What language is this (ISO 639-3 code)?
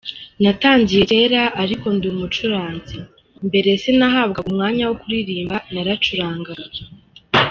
kin